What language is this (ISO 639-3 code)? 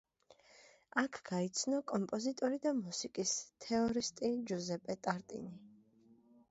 kat